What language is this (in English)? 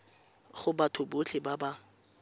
Tswana